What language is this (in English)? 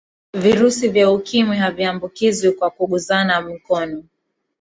Swahili